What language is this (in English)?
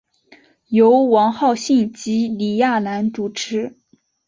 Chinese